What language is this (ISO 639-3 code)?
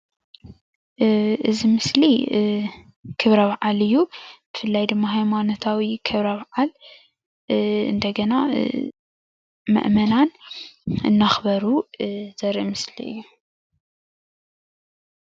tir